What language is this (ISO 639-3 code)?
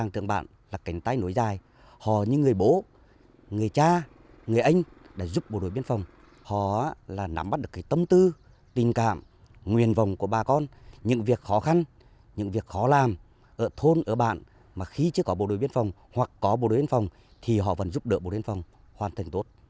vie